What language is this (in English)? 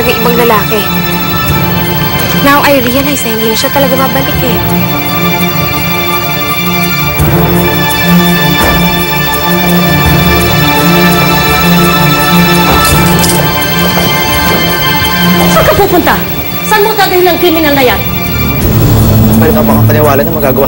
Filipino